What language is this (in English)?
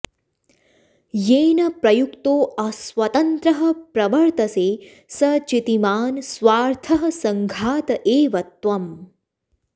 Sanskrit